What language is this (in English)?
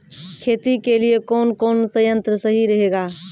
Maithili